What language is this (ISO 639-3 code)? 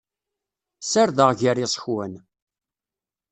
kab